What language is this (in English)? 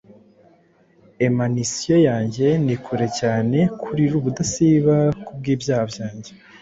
Kinyarwanda